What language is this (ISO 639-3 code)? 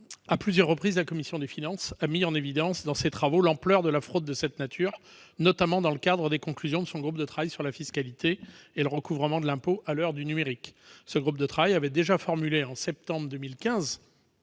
fra